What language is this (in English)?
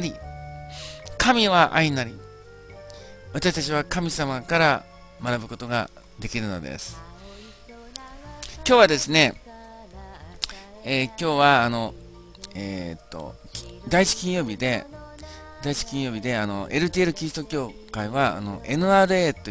Japanese